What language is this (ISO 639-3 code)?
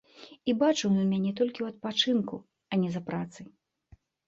bel